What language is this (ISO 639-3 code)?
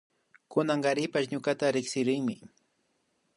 qvi